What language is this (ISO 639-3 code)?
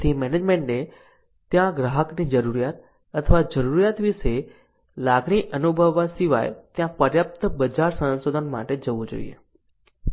guj